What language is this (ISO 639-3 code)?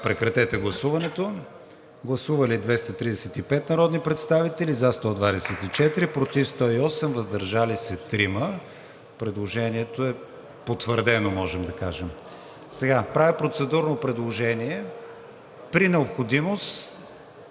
bul